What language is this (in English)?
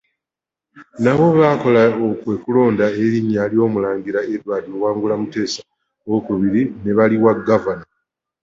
Ganda